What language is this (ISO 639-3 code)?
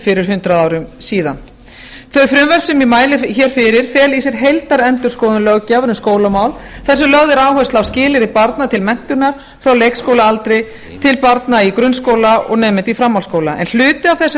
isl